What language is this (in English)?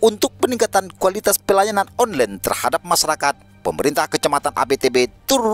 Indonesian